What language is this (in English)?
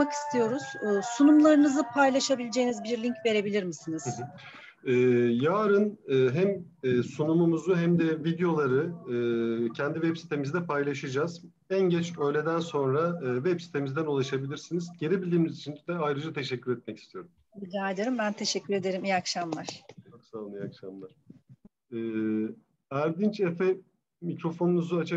Turkish